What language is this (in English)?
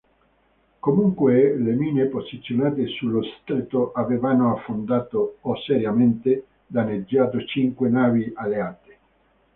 Italian